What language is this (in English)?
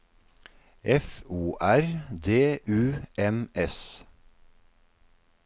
Norwegian